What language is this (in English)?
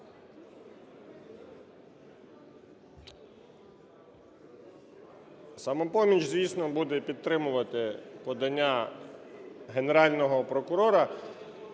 Ukrainian